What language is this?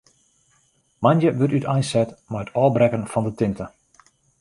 Western Frisian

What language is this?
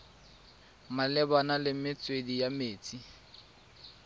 Tswana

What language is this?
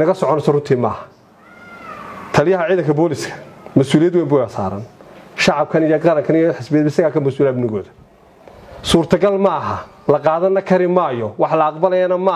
Arabic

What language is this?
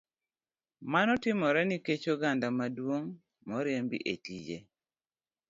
Luo (Kenya and Tanzania)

